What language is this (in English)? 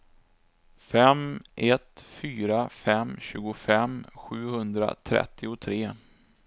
Swedish